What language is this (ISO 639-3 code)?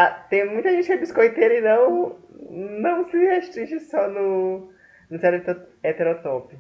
por